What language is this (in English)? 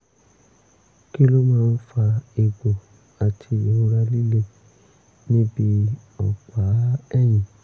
Yoruba